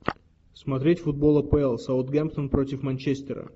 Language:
Russian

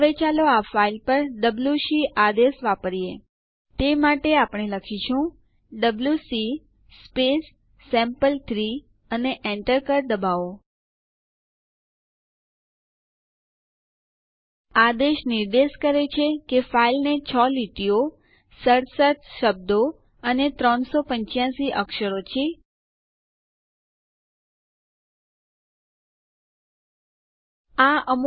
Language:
Gujarati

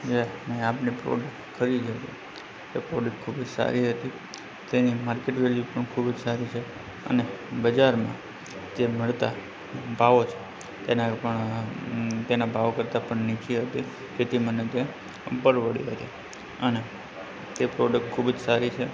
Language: Gujarati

